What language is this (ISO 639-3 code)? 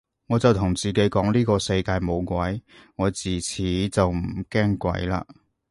yue